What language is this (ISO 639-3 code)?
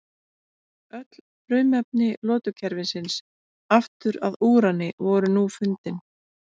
isl